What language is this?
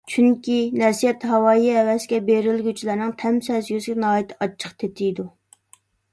Uyghur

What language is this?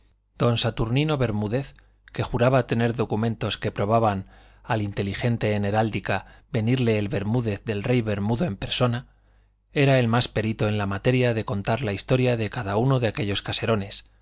Spanish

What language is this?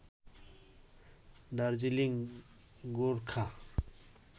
Bangla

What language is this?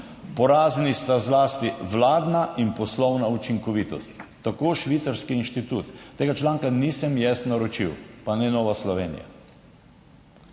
Slovenian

